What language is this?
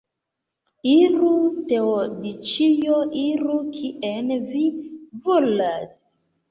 Esperanto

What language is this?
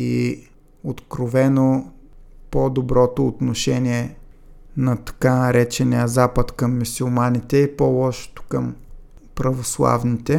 Bulgarian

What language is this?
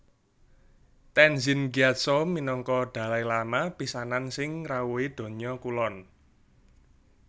Javanese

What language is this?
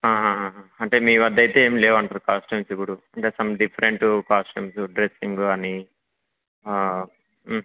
Telugu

